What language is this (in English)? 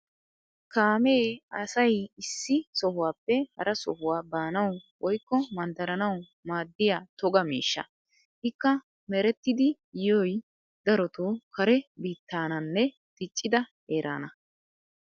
Wolaytta